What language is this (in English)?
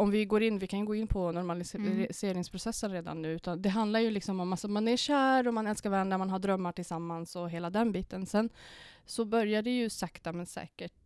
Swedish